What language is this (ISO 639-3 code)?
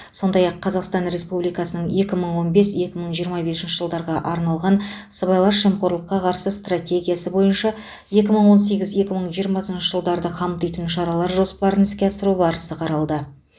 kaz